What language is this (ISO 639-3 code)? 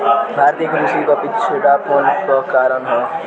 bho